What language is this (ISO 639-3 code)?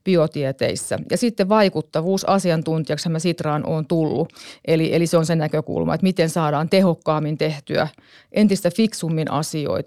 fin